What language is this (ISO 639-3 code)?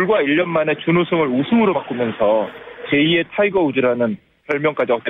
kor